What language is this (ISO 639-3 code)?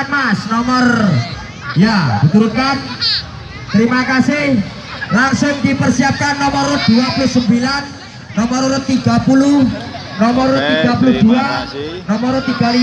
ind